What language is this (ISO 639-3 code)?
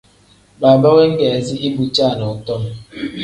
kdh